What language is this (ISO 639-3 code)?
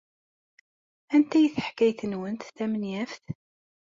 kab